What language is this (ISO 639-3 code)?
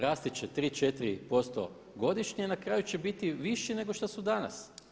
hrv